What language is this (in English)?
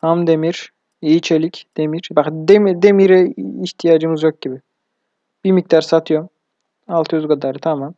Turkish